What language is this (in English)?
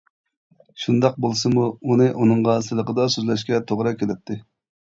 Uyghur